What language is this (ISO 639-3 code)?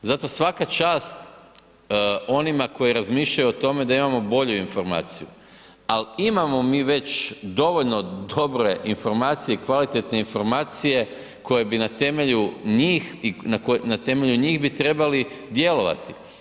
hrv